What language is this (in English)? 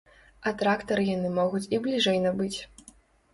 Belarusian